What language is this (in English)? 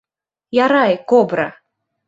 Bashkir